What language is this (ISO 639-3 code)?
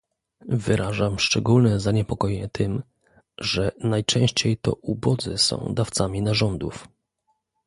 pol